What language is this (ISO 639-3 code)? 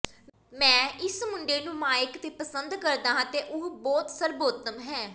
pan